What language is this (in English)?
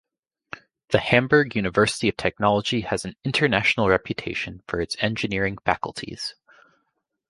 English